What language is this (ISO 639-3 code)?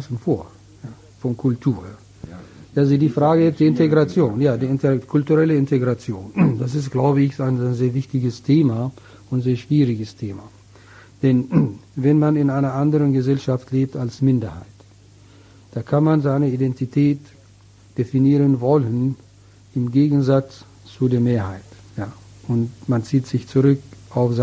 deu